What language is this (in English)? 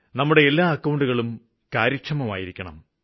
Malayalam